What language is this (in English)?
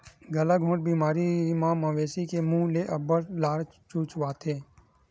Chhattisgarhi